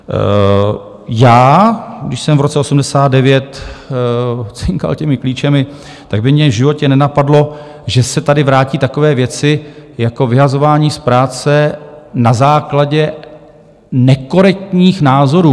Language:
Czech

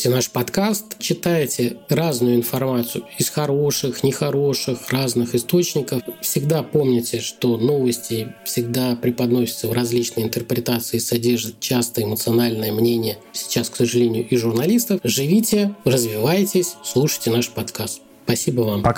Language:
Russian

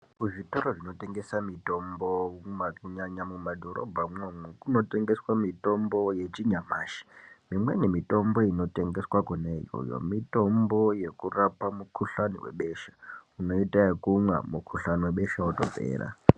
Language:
Ndau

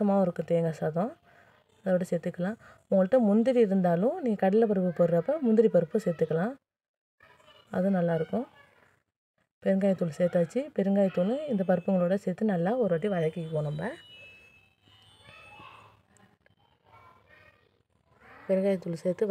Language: Thai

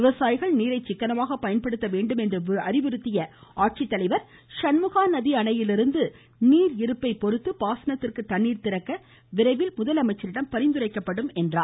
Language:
Tamil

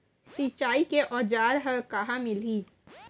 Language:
Chhattisgarhi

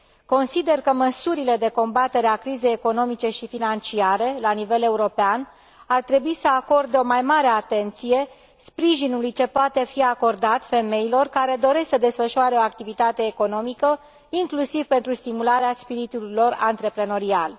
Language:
Romanian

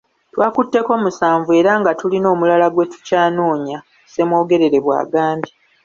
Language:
Ganda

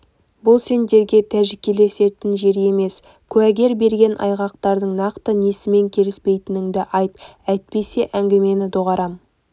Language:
Kazakh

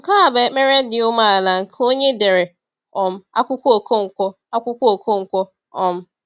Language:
Igbo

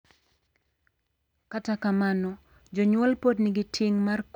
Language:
Luo (Kenya and Tanzania)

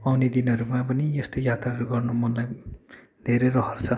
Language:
Nepali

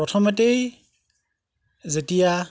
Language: Assamese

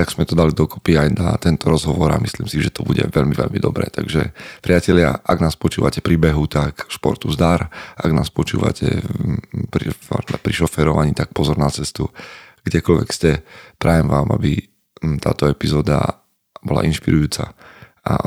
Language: Slovak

